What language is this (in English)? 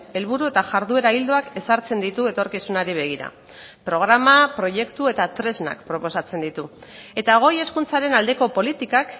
Basque